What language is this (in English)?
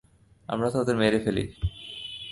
Bangla